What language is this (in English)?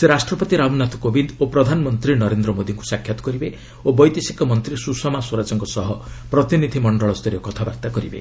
Odia